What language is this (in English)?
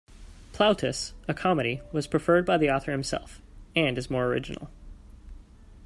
English